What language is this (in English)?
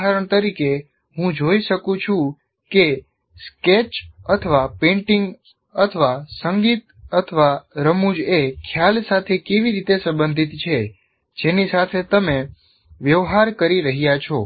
Gujarati